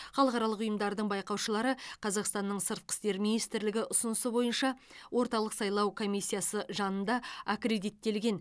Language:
Kazakh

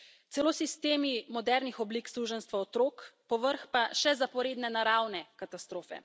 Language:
Slovenian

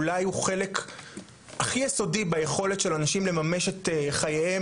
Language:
Hebrew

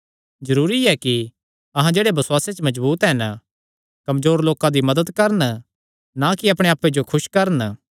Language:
Kangri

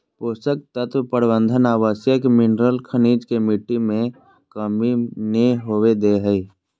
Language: Magahi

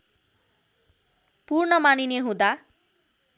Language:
Nepali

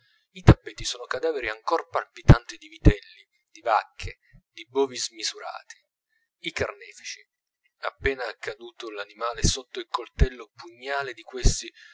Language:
Italian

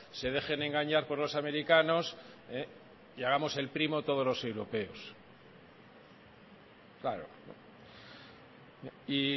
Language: Spanish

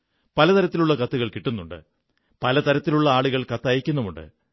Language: Malayalam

